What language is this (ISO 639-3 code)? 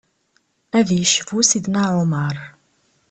kab